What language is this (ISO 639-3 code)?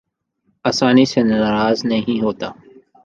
urd